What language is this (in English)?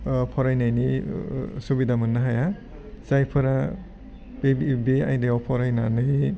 Bodo